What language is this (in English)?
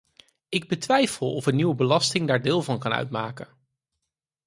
Dutch